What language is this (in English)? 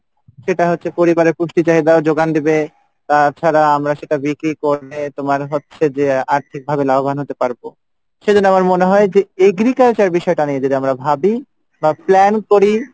Bangla